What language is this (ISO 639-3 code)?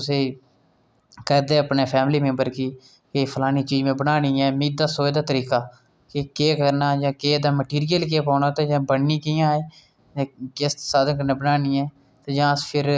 doi